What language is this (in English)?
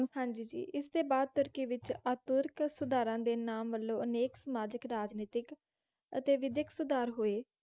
Punjabi